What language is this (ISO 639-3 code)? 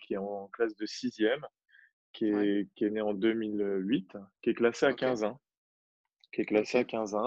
fra